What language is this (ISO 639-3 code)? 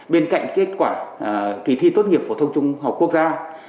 vie